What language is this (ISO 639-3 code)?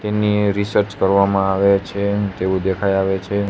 guj